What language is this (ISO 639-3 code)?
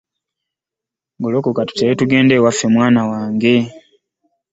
lug